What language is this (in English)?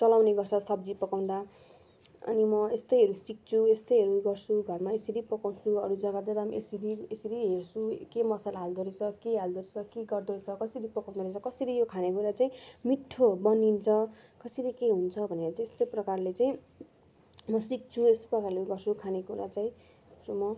Nepali